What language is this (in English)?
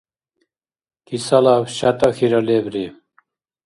Dargwa